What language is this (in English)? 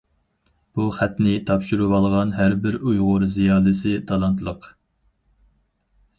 Uyghur